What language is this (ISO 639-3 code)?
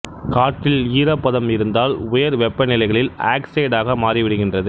tam